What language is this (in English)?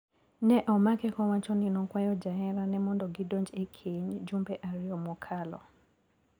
Luo (Kenya and Tanzania)